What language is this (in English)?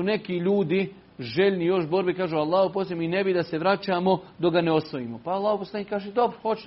Croatian